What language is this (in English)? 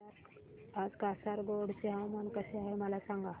Marathi